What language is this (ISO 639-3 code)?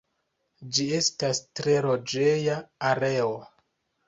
epo